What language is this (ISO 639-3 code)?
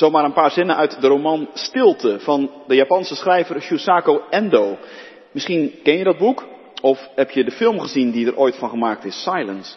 nld